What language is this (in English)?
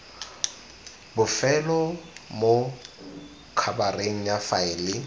Tswana